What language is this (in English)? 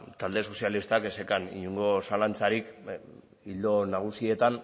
Basque